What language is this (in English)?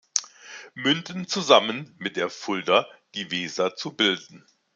German